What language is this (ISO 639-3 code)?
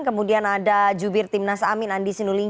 ind